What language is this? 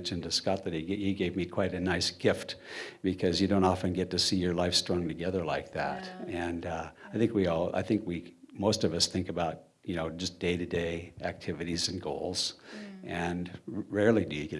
English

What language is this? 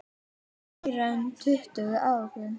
Icelandic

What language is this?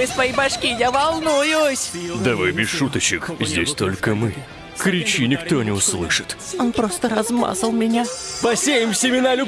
Russian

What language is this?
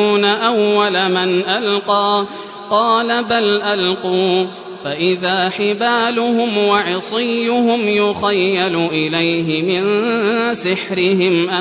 Arabic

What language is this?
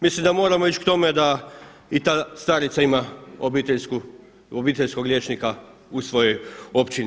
Croatian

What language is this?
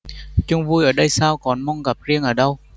Vietnamese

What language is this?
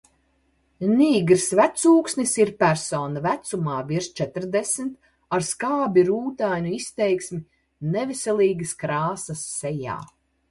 Latvian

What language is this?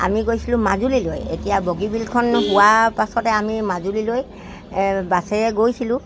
Assamese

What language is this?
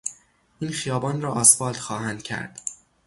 Persian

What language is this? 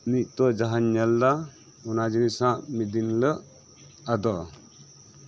Santali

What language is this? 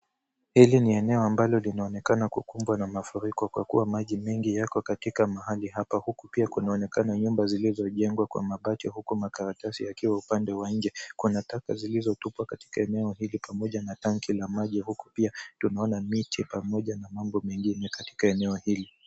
Swahili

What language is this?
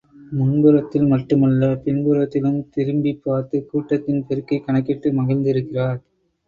Tamil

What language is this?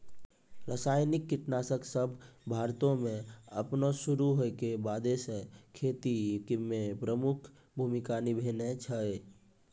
Maithili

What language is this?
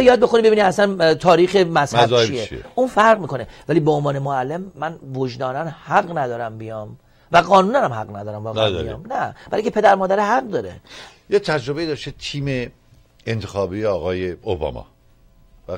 Persian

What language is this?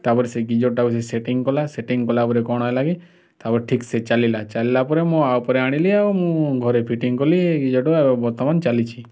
Odia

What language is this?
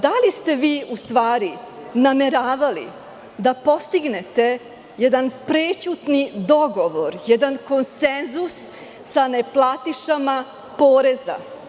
Serbian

